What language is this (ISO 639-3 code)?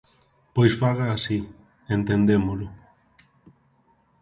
glg